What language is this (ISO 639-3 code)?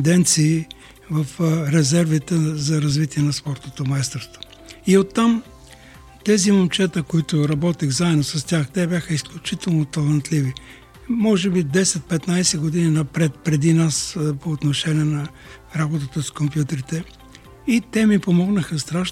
bul